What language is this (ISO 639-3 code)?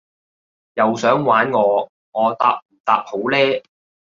yue